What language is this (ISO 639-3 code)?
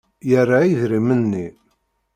kab